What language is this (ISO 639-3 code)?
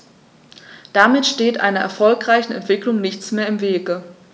deu